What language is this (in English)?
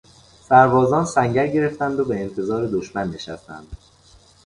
Persian